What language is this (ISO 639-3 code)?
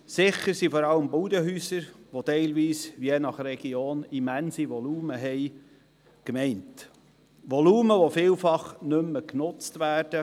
gsw